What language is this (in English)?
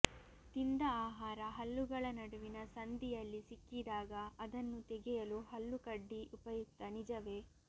Kannada